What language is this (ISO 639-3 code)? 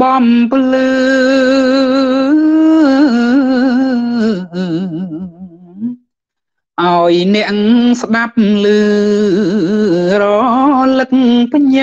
tha